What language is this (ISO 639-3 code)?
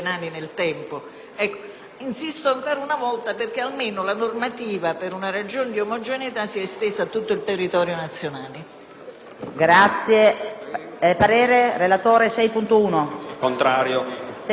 ita